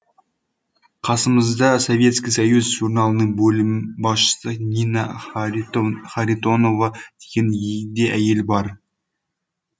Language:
Kazakh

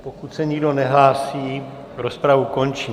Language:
Czech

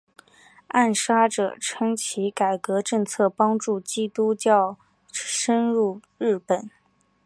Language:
Chinese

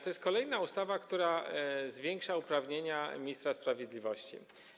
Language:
Polish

